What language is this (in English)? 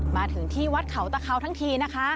Thai